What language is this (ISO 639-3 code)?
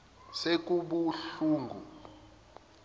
zul